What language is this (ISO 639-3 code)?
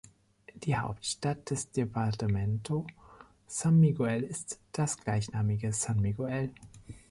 deu